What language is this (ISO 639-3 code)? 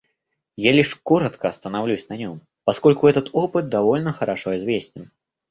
rus